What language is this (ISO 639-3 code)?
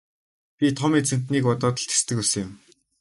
mon